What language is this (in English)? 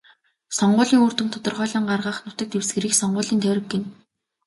Mongolian